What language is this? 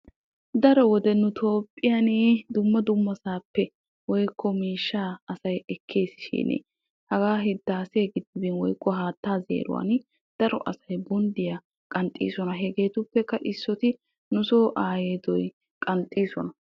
Wolaytta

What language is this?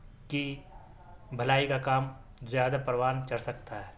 Urdu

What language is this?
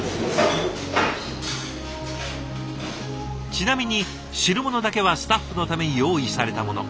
Japanese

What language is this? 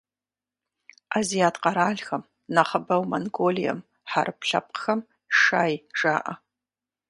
Kabardian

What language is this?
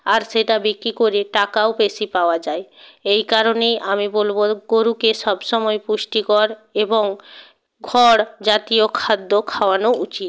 Bangla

